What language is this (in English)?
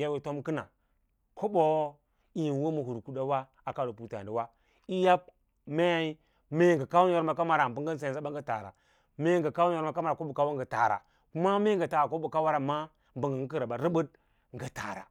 Lala-Roba